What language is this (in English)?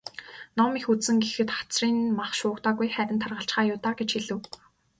Mongolian